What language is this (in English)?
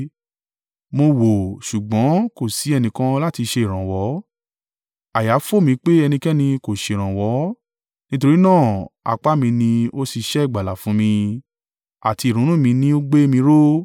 Yoruba